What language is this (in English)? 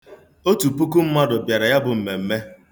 Igbo